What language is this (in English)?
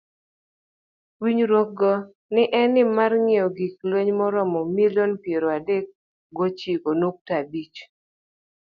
Luo (Kenya and Tanzania)